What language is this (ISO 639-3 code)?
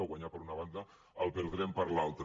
cat